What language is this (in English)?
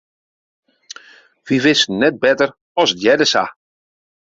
Western Frisian